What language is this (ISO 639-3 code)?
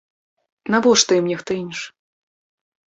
bel